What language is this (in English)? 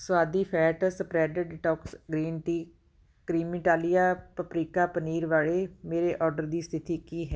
Punjabi